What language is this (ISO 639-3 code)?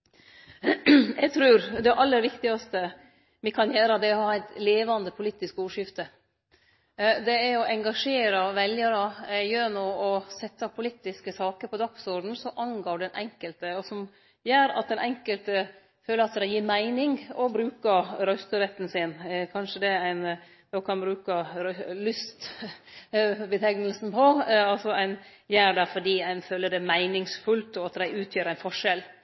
nno